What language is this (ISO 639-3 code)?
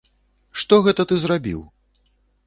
bel